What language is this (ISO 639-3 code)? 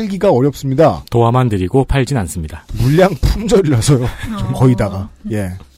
kor